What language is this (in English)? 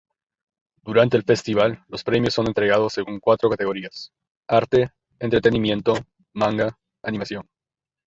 Spanish